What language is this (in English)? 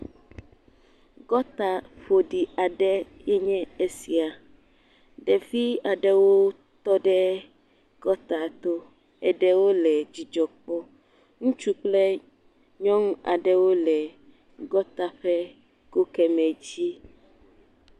Ewe